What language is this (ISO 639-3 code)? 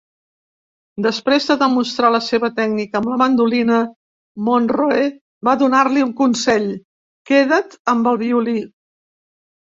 cat